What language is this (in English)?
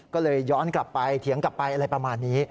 Thai